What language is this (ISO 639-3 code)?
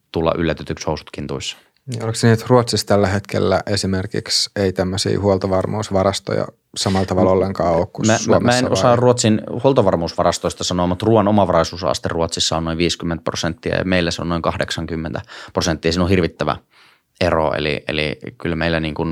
fin